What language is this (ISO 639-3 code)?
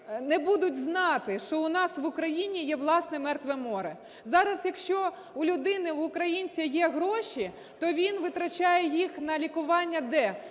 ukr